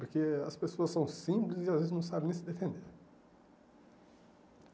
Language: Portuguese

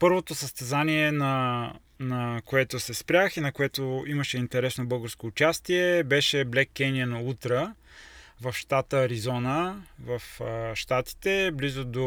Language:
Bulgarian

